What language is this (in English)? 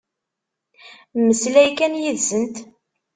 Kabyle